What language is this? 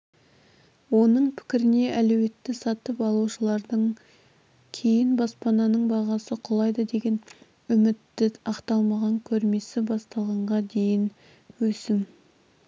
Kazakh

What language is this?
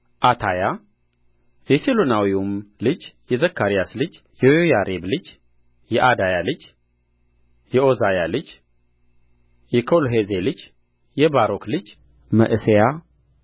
Amharic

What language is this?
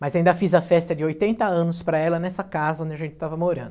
Portuguese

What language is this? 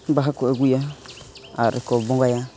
Santali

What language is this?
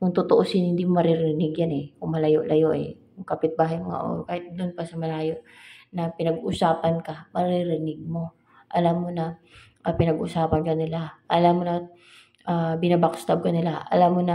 Filipino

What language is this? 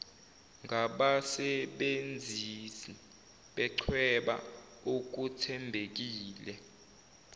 Zulu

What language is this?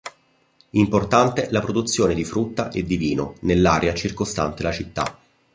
Italian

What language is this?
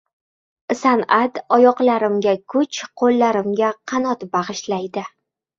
Uzbek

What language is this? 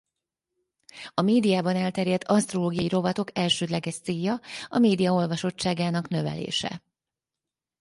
Hungarian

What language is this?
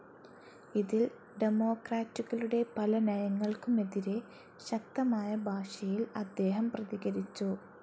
Malayalam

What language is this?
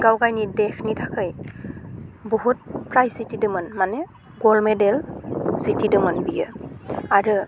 Bodo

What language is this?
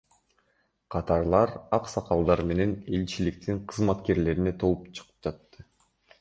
Kyrgyz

